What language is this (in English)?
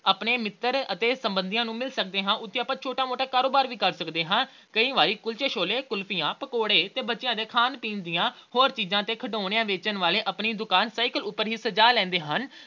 Punjabi